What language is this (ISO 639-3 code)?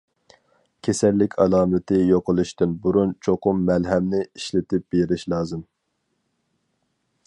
uig